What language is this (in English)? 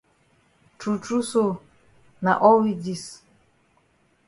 Cameroon Pidgin